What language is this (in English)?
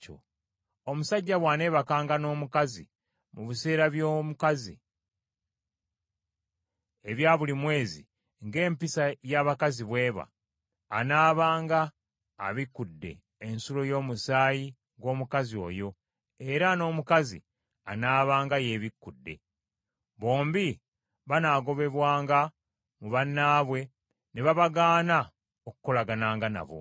Ganda